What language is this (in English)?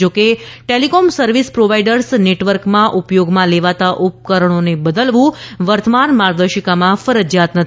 Gujarati